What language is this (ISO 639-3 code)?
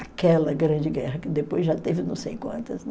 por